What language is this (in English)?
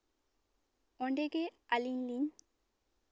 Santali